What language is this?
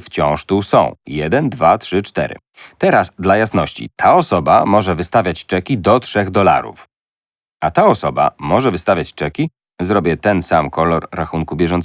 Polish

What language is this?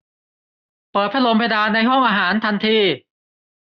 Thai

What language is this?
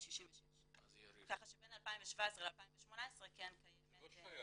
Hebrew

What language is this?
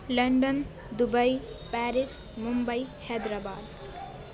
Urdu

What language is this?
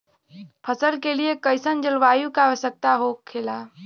Bhojpuri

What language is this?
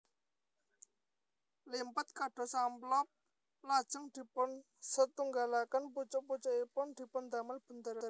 Javanese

